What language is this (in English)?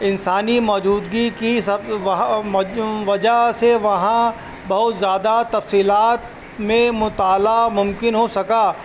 Urdu